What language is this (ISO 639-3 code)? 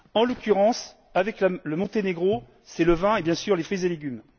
fra